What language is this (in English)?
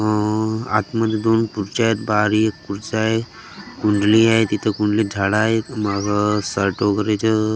Marathi